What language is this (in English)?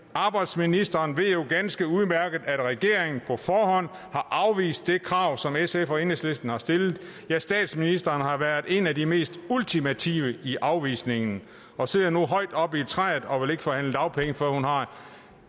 Danish